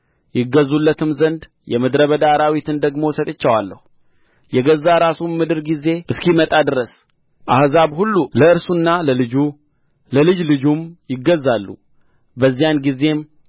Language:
Amharic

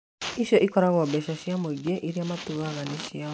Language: Kikuyu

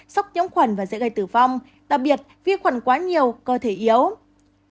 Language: Vietnamese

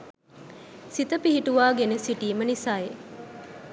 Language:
Sinhala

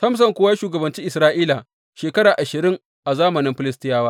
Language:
Hausa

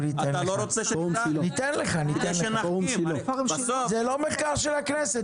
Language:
Hebrew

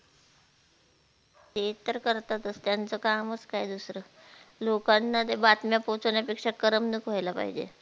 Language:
Marathi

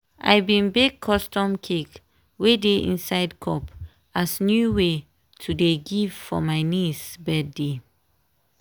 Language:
Nigerian Pidgin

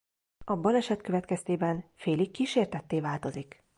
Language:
Hungarian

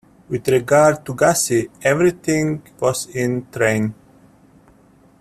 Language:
English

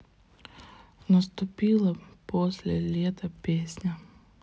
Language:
Russian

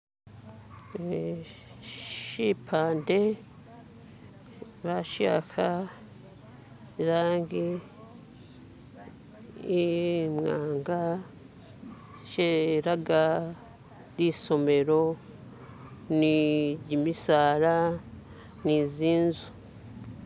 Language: Masaaba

